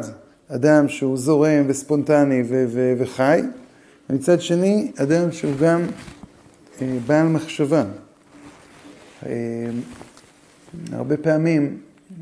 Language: Hebrew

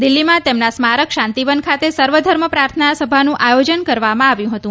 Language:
Gujarati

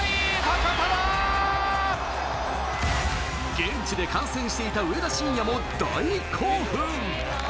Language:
Japanese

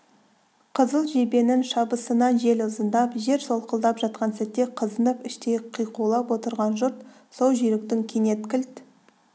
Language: Kazakh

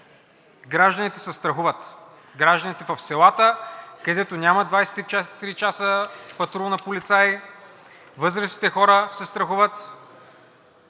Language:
Bulgarian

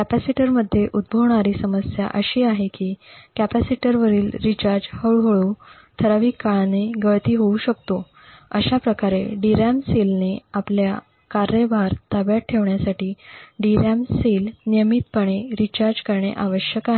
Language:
Marathi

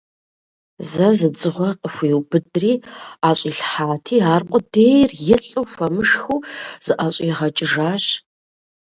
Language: Kabardian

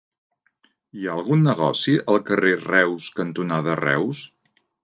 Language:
Catalan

